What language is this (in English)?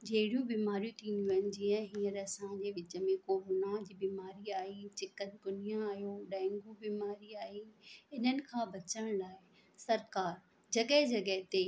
Sindhi